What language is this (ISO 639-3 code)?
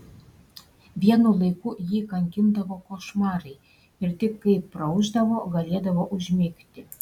lit